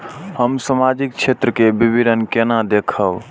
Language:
Maithili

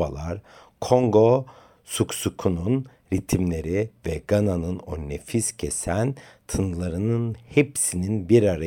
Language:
Turkish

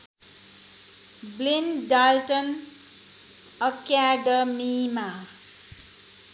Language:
Nepali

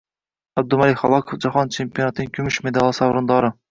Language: Uzbek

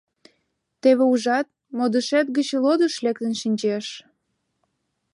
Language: Mari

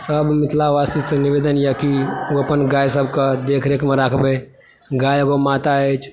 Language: Maithili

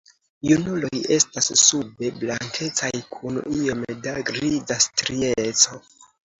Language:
Esperanto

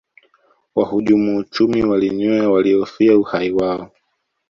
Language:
Swahili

